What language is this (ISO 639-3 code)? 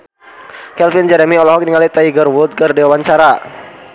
sun